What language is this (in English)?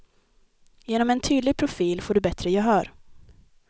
Swedish